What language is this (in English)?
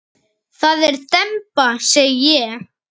Icelandic